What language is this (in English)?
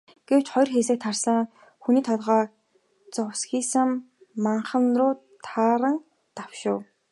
Mongolian